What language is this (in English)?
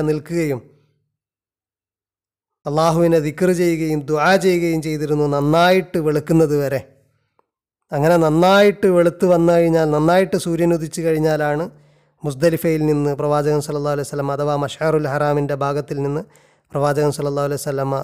Malayalam